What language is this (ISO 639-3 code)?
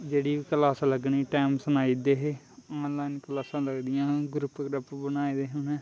doi